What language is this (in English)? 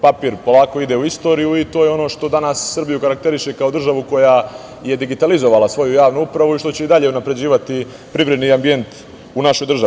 Serbian